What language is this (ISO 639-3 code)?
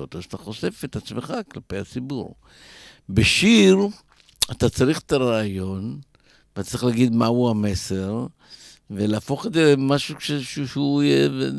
heb